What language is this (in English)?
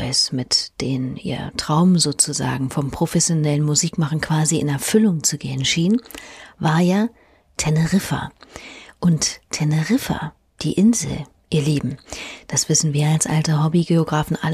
German